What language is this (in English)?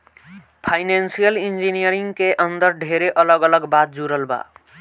Bhojpuri